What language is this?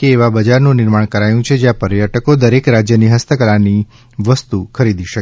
Gujarati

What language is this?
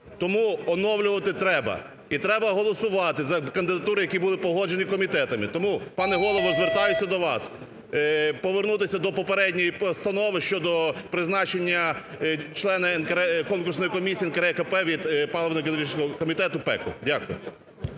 Ukrainian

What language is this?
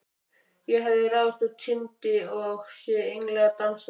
Icelandic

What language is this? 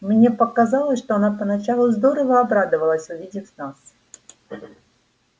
Russian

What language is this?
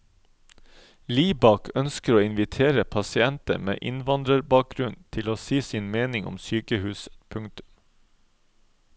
Norwegian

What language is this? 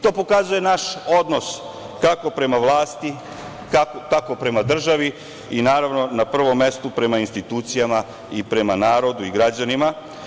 Serbian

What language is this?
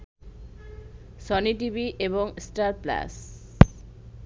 Bangla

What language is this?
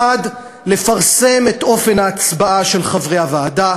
Hebrew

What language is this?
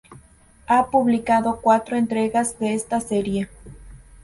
Spanish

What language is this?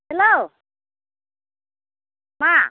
Bodo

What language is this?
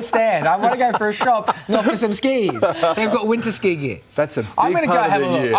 English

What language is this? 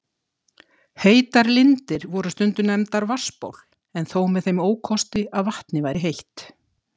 Icelandic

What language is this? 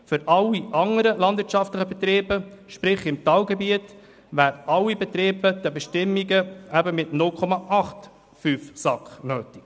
Swiss German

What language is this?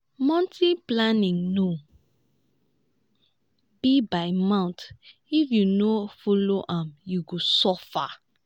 Nigerian Pidgin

